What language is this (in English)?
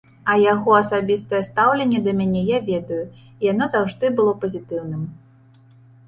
Belarusian